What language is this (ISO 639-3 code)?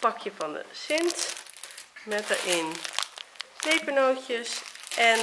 nld